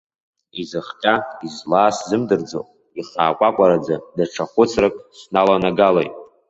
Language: Abkhazian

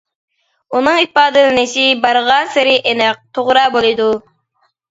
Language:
Uyghur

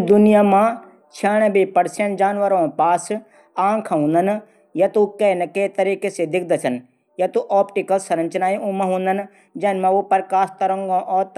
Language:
Garhwali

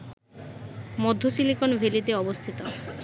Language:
Bangla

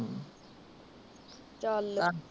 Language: Punjabi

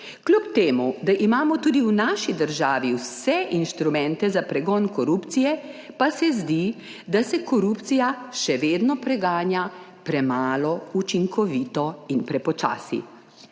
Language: Slovenian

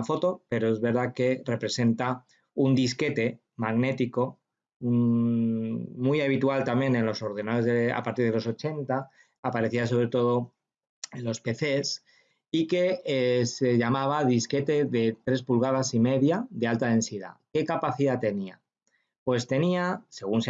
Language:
Spanish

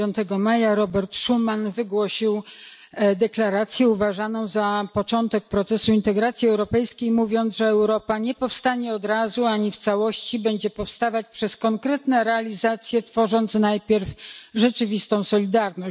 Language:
Polish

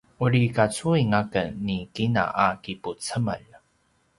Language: Paiwan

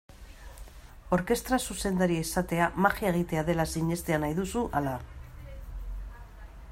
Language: Basque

